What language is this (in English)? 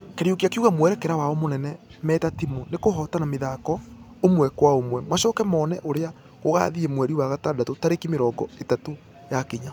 Kikuyu